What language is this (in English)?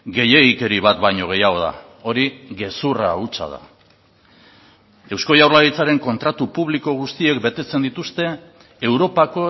Basque